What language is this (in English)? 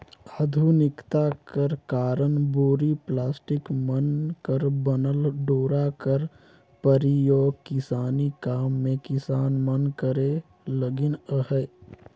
Chhattisgarhi